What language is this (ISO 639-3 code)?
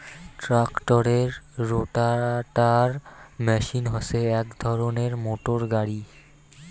ben